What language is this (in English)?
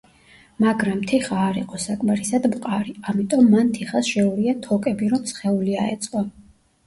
Georgian